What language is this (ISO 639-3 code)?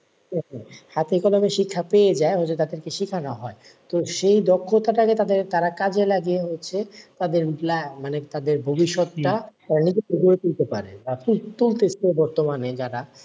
ben